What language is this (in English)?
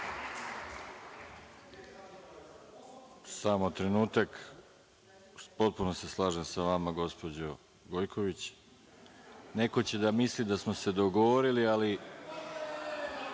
Serbian